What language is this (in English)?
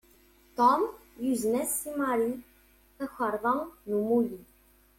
Kabyle